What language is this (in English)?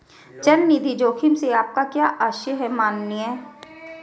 Hindi